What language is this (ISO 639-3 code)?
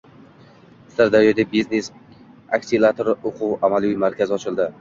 uzb